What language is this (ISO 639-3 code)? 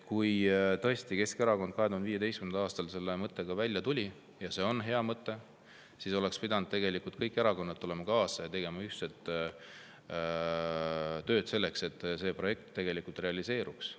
est